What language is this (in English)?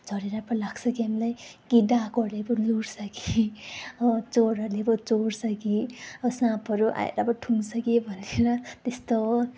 Nepali